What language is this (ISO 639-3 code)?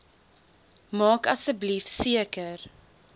afr